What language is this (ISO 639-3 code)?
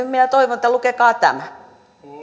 fin